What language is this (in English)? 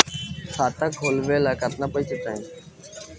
Bhojpuri